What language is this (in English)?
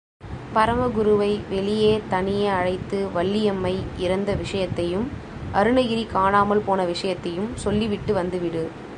Tamil